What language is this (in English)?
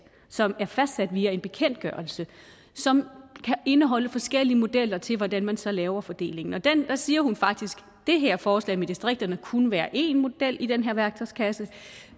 Danish